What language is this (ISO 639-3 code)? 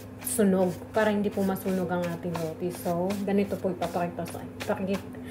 fil